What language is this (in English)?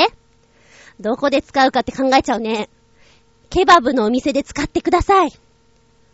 Japanese